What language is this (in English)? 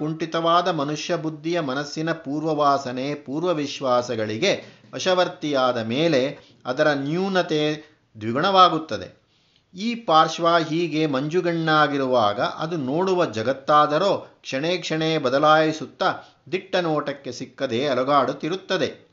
Kannada